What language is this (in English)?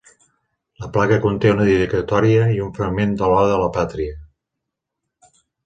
Catalan